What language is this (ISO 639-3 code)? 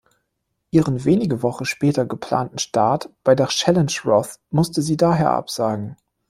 deu